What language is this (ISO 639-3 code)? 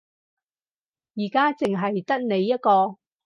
yue